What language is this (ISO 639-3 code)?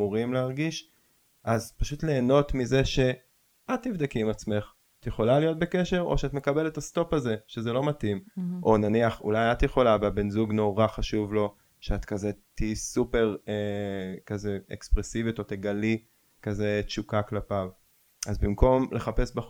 heb